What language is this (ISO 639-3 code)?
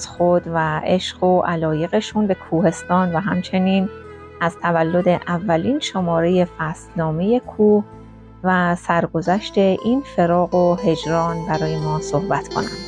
fas